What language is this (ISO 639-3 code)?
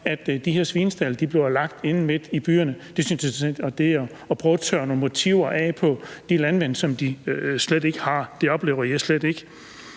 dan